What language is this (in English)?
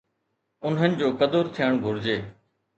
Sindhi